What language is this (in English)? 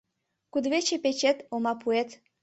Mari